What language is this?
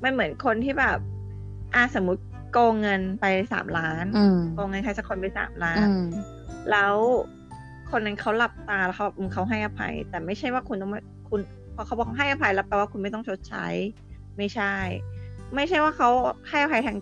Thai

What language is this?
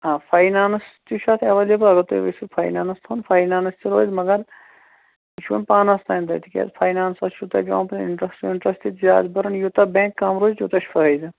Kashmiri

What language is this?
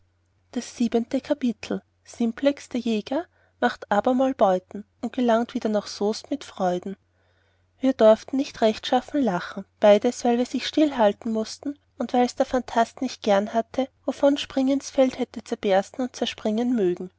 German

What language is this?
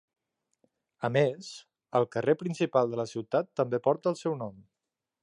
Catalan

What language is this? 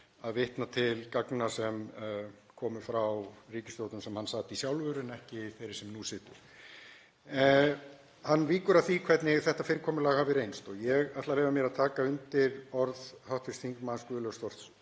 Icelandic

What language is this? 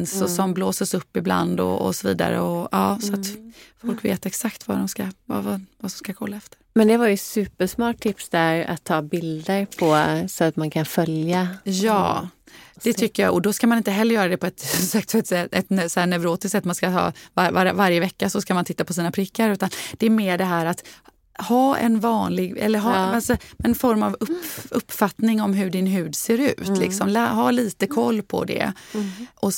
Swedish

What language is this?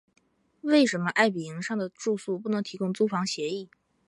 Chinese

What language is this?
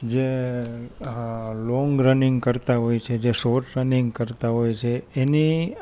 Gujarati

